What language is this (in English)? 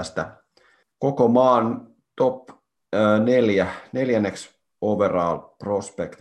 Finnish